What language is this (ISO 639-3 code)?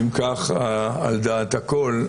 heb